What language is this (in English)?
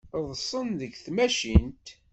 Kabyle